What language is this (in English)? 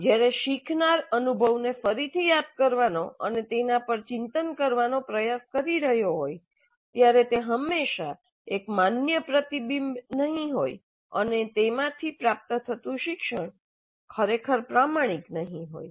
Gujarati